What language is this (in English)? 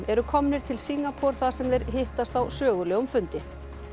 Icelandic